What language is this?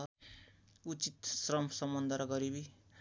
Nepali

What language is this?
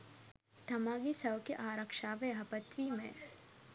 Sinhala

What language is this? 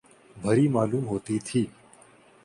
Urdu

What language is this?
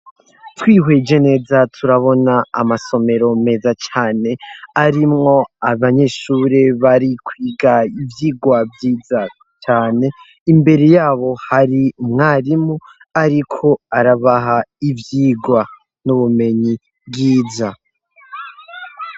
Rundi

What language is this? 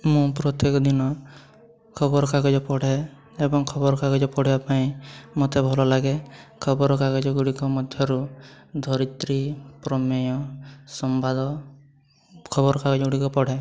Odia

